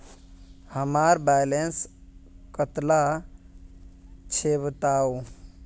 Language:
Magahi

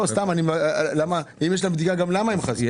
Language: Hebrew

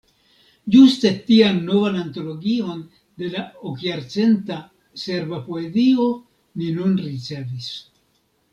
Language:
Esperanto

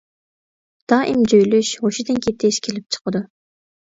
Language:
Uyghur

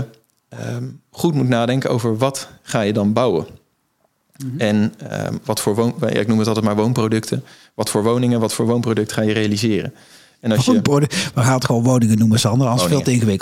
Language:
Dutch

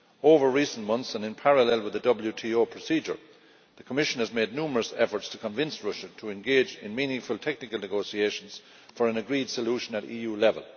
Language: English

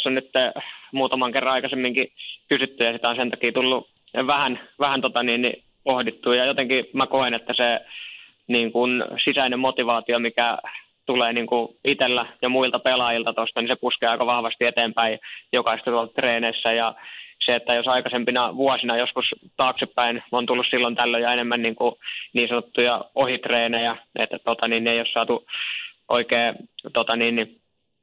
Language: Finnish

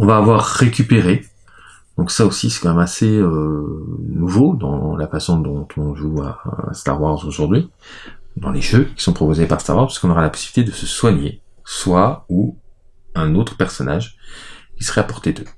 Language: French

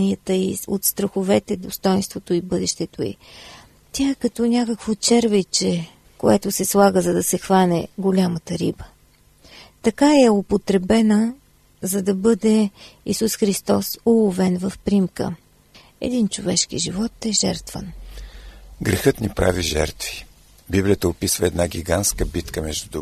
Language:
Bulgarian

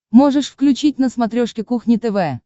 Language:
Russian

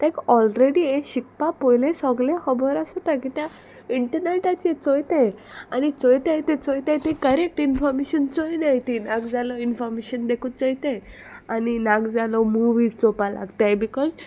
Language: Konkani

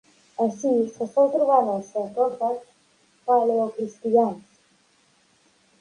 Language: Catalan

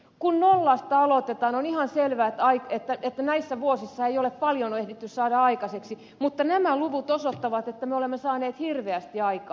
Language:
Finnish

